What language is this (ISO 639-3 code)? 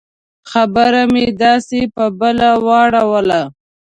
pus